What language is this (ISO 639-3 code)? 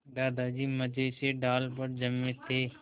hin